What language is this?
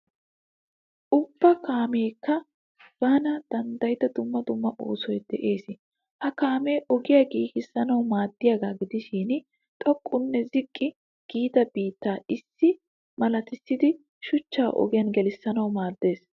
Wolaytta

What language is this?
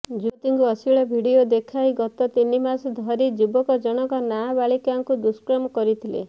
Odia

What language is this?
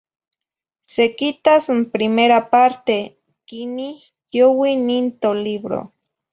Zacatlán-Ahuacatlán-Tepetzintla Nahuatl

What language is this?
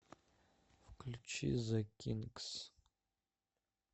Russian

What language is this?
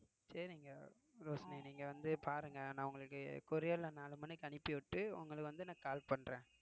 Tamil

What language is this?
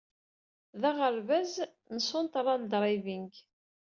Kabyle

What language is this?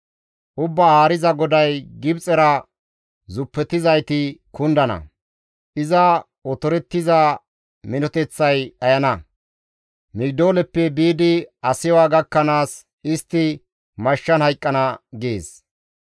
Gamo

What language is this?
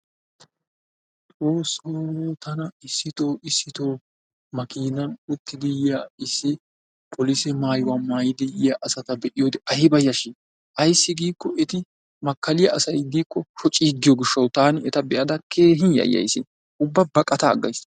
Wolaytta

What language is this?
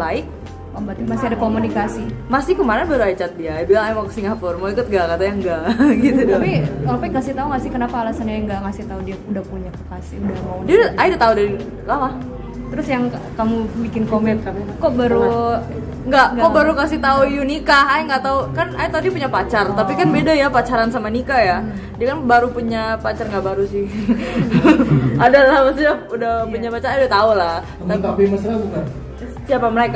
Indonesian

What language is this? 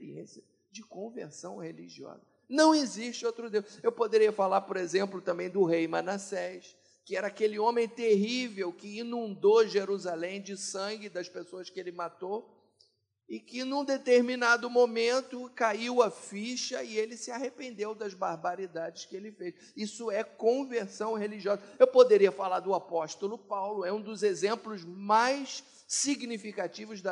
Portuguese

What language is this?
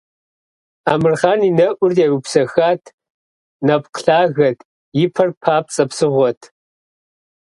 Kabardian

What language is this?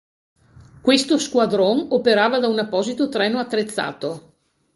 Italian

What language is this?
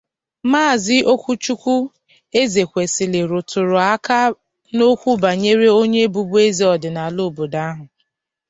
Igbo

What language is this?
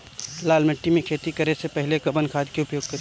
Bhojpuri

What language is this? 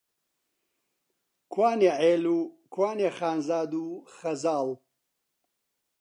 Central Kurdish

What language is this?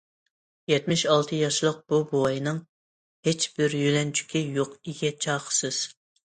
Uyghur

